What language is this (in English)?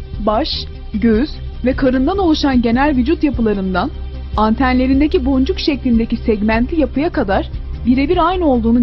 Turkish